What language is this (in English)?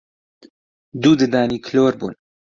Central Kurdish